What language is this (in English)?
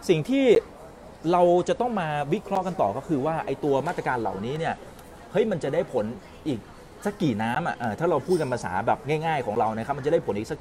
Thai